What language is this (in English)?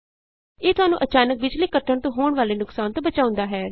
Punjabi